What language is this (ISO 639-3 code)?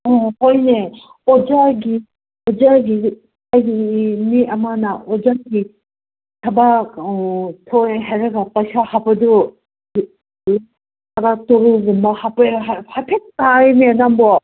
mni